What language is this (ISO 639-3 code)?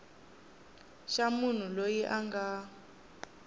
tso